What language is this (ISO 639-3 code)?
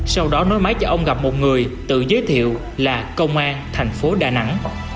vie